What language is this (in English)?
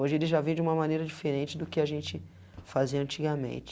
Portuguese